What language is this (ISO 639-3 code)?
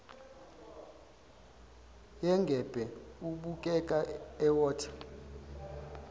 zul